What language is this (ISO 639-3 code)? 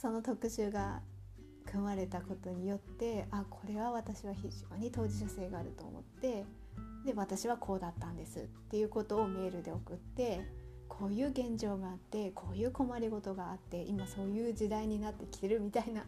jpn